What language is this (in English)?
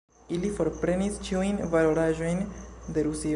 Esperanto